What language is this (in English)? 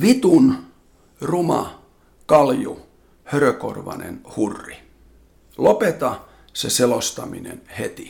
Finnish